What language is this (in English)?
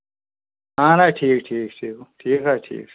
Kashmiri